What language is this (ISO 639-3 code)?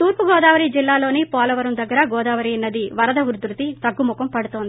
tel